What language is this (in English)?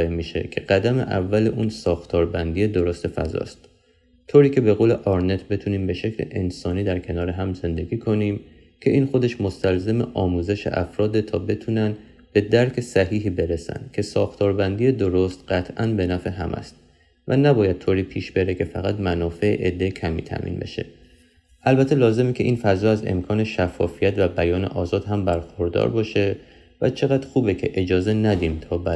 Persian